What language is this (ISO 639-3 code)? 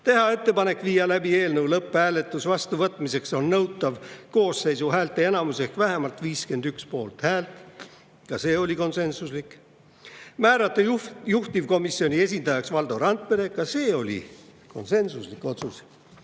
est